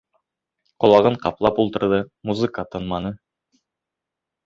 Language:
Bashkir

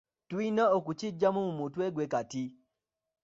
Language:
Ganda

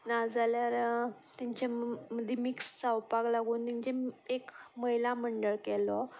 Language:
Konkani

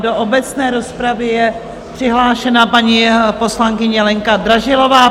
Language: Czech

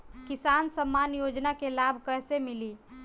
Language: Bhojpuri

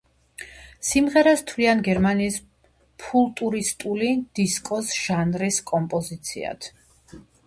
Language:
Georgian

